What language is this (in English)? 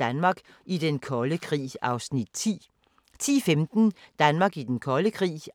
Danish